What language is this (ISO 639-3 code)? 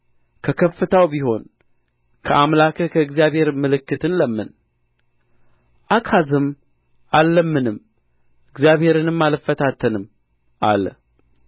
amh